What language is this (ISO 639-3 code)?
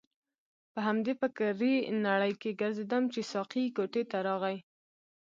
pus